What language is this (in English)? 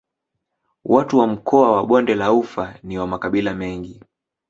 Swahili